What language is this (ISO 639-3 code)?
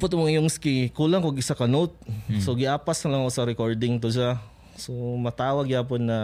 fil